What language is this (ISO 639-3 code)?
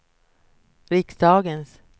swe